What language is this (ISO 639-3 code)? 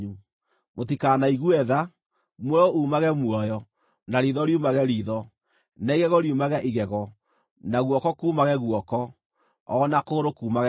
kik